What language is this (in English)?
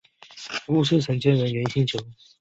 Chinese